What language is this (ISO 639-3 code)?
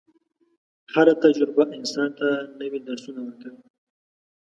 pus